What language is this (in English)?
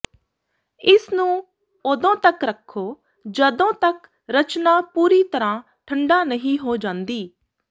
Punjabi